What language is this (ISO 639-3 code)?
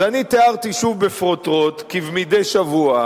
heb